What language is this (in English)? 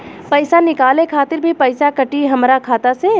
Bhojpuri